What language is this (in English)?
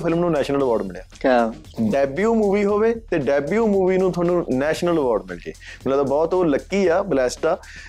Punjabi